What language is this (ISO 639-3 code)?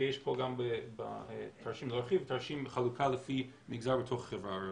heb